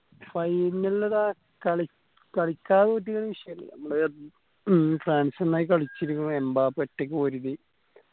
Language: Malayalam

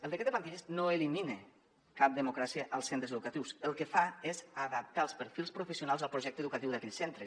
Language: Catalan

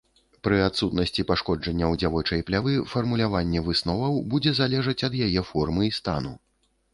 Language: Belarusian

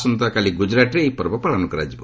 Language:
Odia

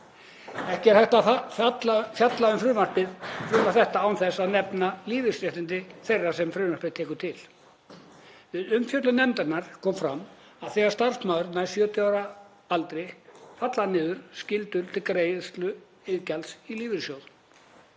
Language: Icelandic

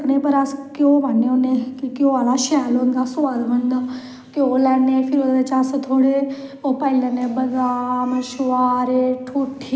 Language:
Dogri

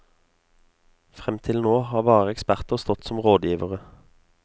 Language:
Norwegian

